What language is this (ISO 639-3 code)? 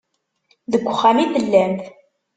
kab